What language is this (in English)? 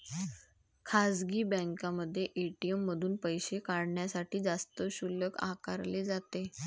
Marathi